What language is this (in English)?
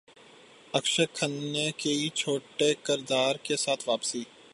Urdu